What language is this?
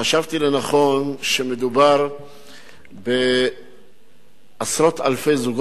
Hebrew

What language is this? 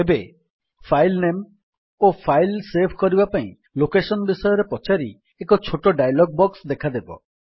Odia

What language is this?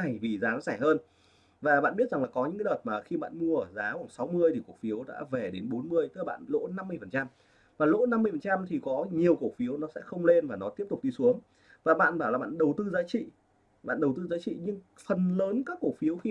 Vietnamese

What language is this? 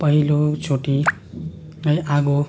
Nepali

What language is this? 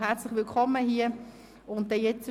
Swiss German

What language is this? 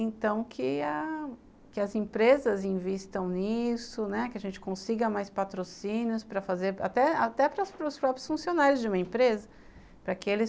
Portuguese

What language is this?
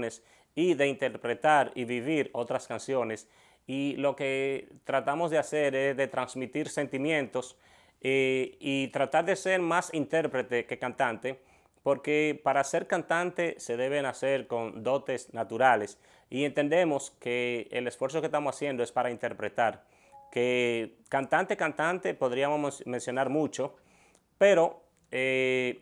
Spanish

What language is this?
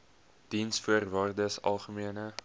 Afrikaans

